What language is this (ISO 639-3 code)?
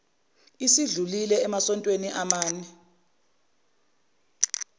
zul